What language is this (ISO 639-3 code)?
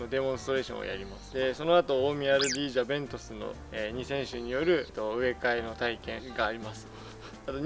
jpn